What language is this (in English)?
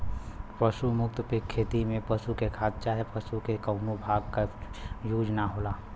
Bhojpuri